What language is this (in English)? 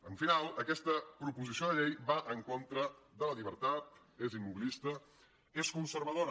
Catalan